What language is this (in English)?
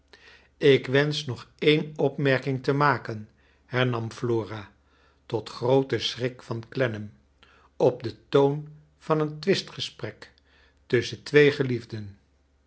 Dutch